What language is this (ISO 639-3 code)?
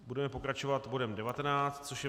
ces